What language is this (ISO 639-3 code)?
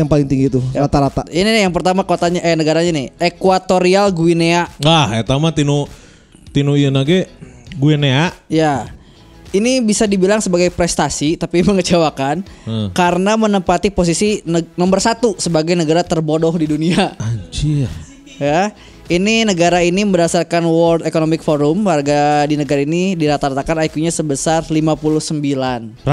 ind